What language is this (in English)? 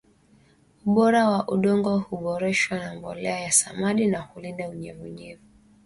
Swahili